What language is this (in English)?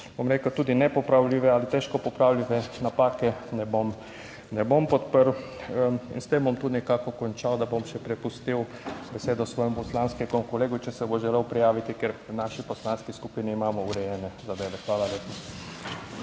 Slovenian